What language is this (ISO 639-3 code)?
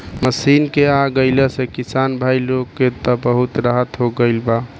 bho